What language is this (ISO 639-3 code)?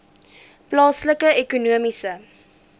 afr